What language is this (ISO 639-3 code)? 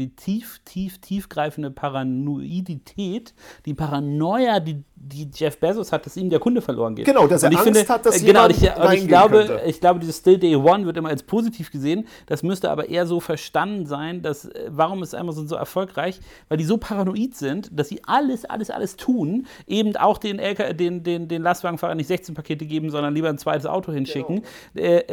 deu